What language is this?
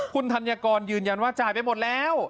Thai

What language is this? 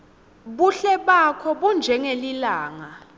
Swati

